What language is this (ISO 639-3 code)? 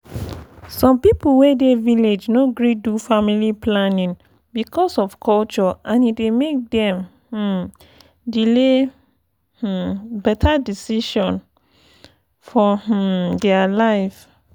pcm